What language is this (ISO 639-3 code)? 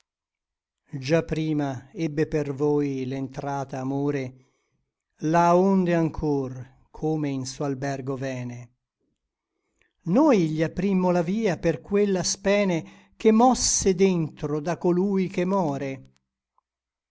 ita